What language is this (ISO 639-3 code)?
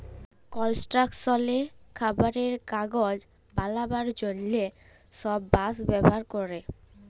ben